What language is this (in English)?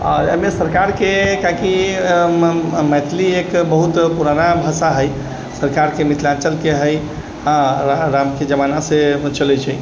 Maithili